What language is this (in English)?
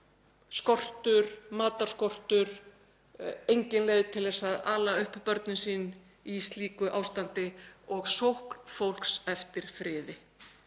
Icelandic